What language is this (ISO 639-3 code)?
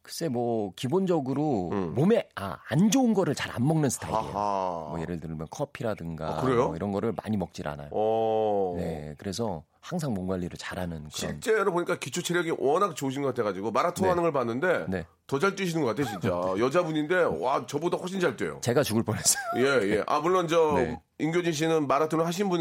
kor